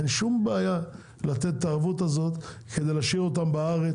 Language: Hebrew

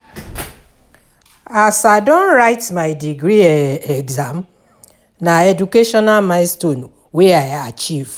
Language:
Nigerian Pidgin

